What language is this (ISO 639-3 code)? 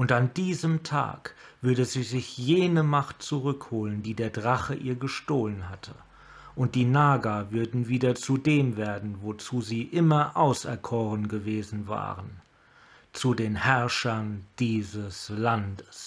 deu